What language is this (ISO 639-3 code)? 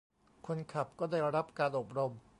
tha